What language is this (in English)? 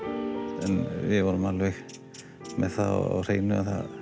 Icelandic